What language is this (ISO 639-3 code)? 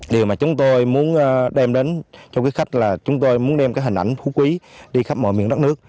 vie